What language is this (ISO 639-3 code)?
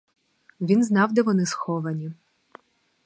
ukr